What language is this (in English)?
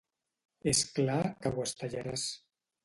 Catalan